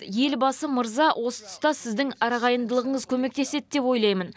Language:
Kazakh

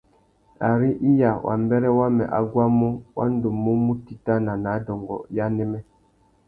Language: Tuki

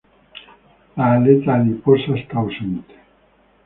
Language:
Spanish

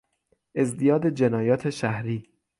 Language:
Persian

